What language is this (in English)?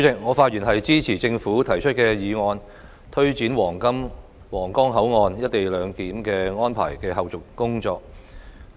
Cantonese